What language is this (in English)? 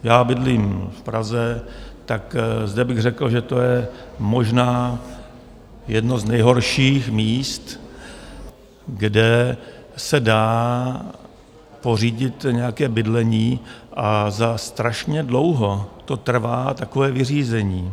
Czech